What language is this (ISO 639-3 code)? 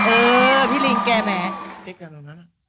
tha